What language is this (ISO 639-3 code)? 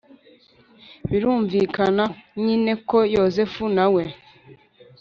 kin